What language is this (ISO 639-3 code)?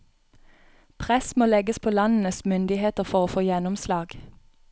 nor